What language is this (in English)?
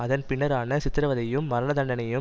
Tamil